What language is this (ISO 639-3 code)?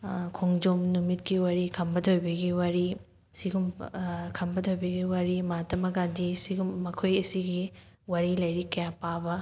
mni